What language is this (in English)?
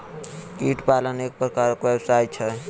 Maithili